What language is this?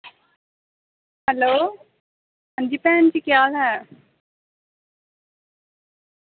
Dogri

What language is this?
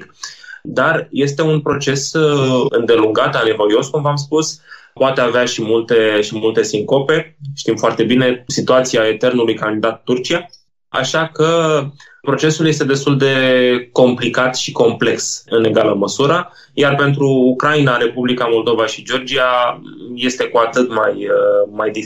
Romanian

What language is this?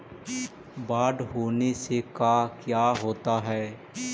Magahi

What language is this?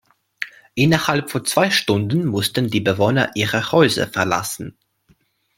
German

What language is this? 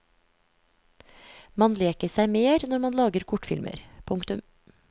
Norwegian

